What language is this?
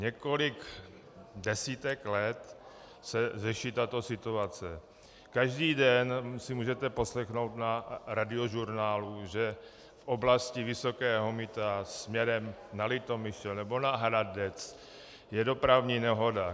Czech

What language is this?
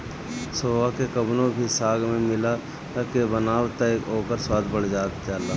Bhojpuri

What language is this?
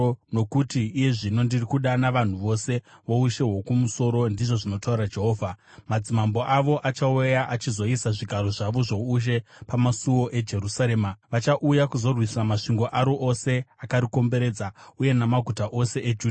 Shona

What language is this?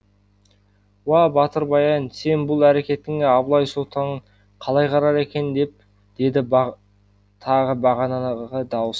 Kazakh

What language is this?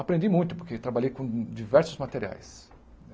Portuguese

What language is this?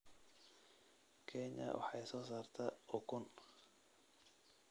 Somali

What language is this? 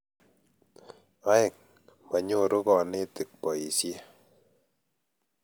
Kalenjin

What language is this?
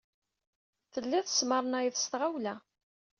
Kabyle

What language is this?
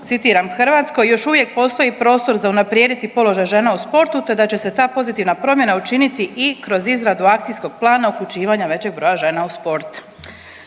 Croatian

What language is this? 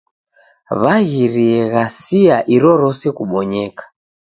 Taita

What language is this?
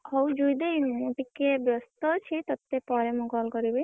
Odia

